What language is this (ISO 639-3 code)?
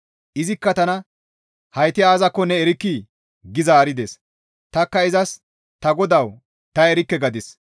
gmv